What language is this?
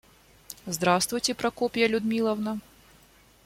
Russian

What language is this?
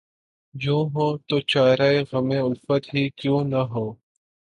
Urdu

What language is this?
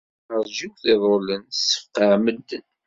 Kabyle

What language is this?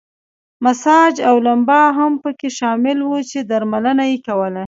Pashto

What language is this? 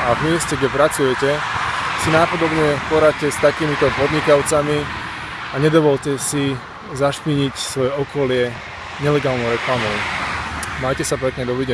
Slovak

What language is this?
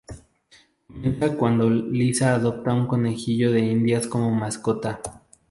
Spanish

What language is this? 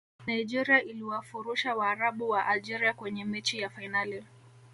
Swahili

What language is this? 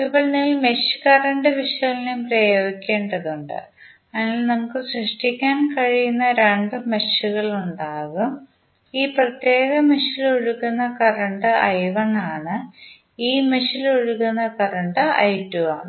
Malayalam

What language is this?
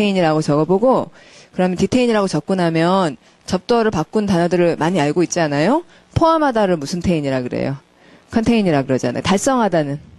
Korean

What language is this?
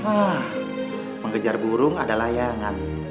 Indonesian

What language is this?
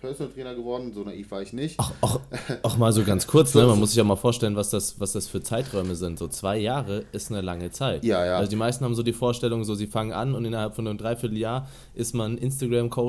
German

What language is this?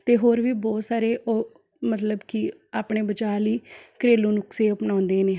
Punjabi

